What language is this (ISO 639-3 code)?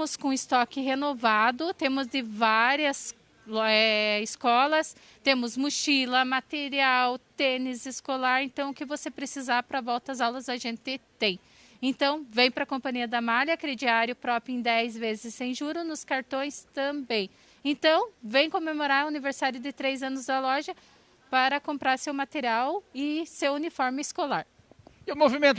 por